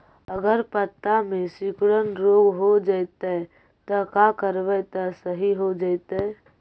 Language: Magahi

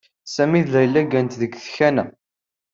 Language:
Kabyle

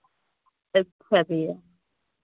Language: Hindi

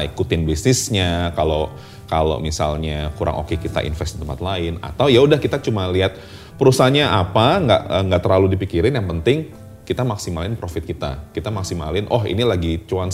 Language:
Indonesian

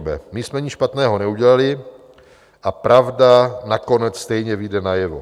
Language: Czech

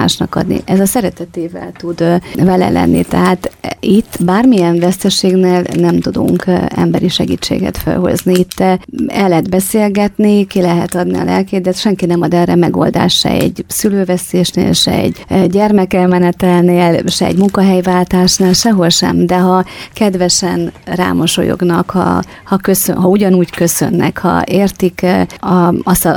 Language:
Hungarian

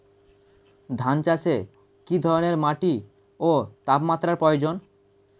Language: Bangla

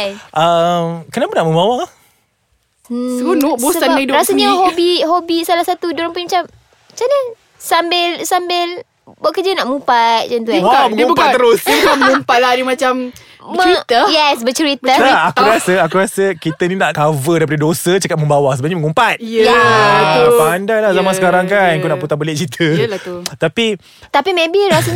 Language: Malay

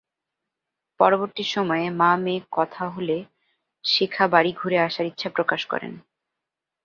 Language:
Bangla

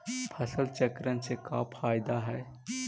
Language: Magahi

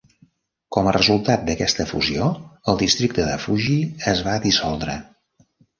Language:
Catalan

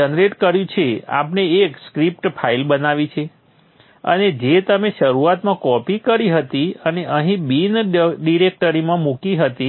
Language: Gujarati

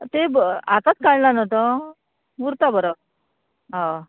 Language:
Konkani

